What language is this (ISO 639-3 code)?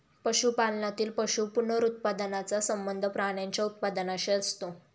mar